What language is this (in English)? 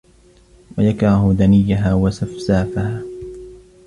Arabic